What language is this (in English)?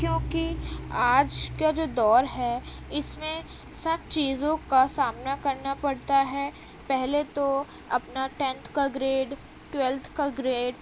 Urdu